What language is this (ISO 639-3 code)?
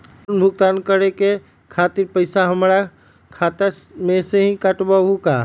mag